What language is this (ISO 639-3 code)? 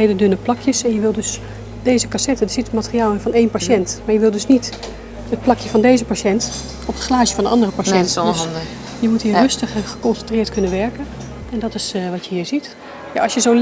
nld